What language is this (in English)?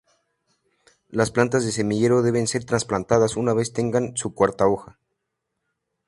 Spanish